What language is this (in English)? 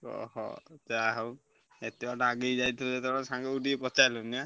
Odia